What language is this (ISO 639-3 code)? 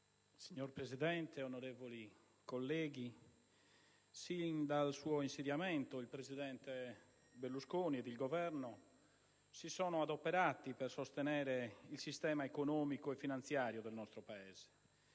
ita